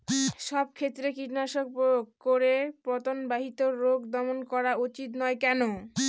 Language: Bangla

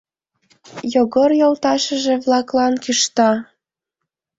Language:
Mari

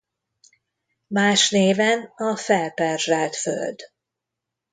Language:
Hungarian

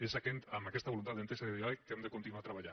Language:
Catalan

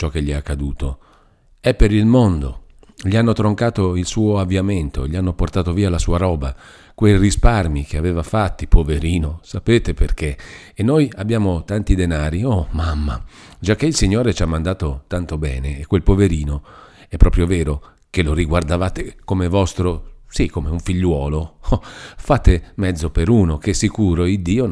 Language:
Italian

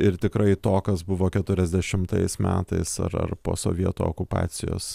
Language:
Lithuanian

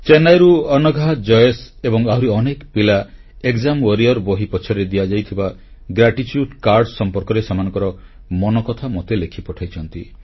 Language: Odia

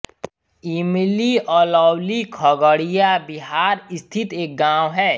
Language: Hindi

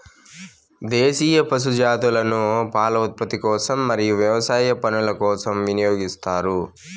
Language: Telugu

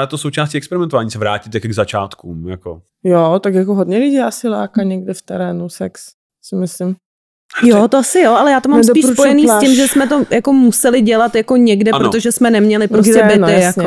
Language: Czech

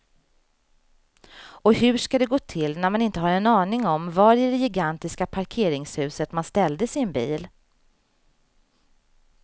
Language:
Swedish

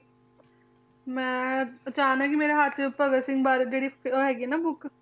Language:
Punjabi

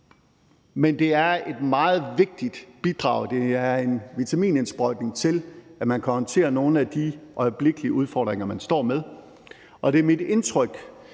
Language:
Danish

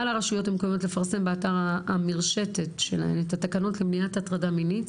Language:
Hebrew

